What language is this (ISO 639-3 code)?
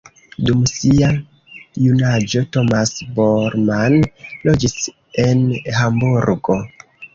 epo